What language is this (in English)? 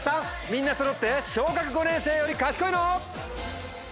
Japanese